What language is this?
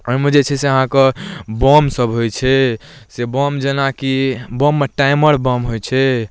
Maithili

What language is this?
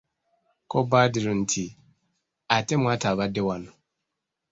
Ganda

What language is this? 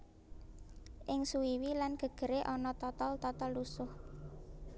Javanese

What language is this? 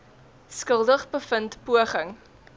Afrikaans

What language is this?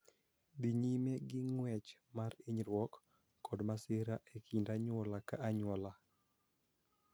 Luo (Kenya and Tanzania)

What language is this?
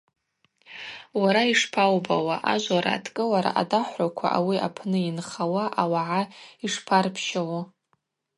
Abaza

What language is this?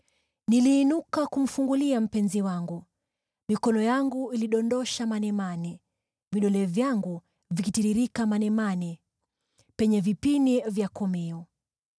Swahili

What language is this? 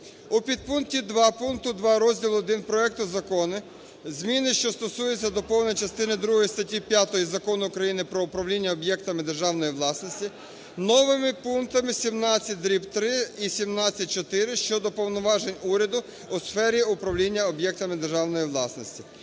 Ukrainian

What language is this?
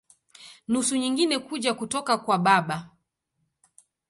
Swahili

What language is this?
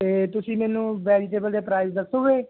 Punjabi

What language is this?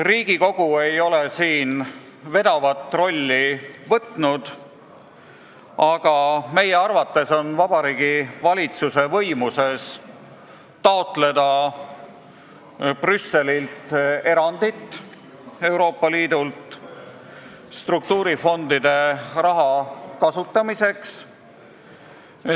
Estonian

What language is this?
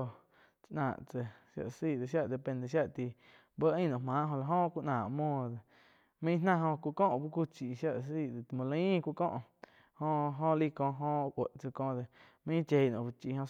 Quiotepec Chinantec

